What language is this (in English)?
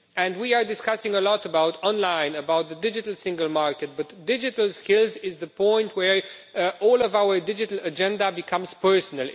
English